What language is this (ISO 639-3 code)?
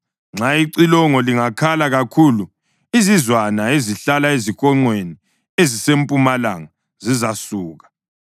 nde